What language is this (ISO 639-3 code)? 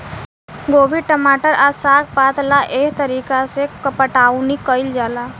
bho